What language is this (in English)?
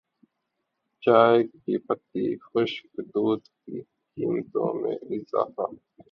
Urdu